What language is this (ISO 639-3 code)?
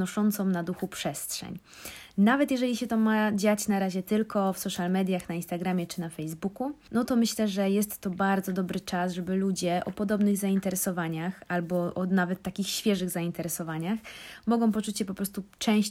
pol